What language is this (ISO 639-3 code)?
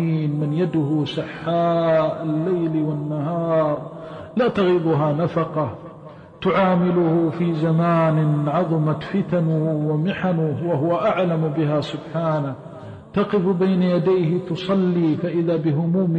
ara